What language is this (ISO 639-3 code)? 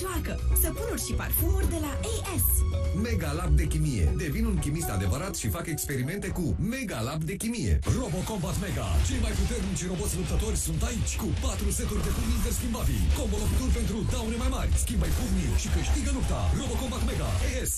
ron